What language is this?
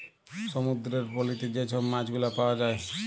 Bangla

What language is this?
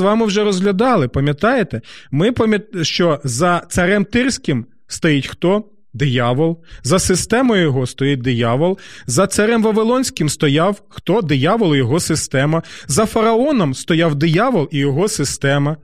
Ukrainian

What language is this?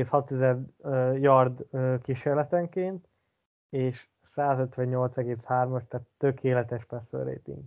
Hungarian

